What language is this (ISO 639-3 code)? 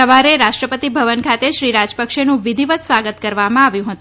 guj